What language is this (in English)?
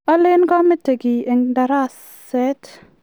Kalenjin